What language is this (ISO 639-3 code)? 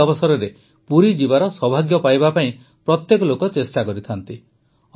ori